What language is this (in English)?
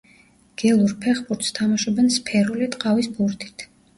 Georgian